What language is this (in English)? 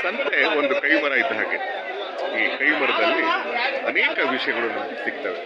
Kannada